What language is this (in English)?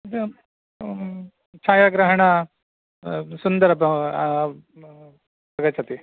Sanskrit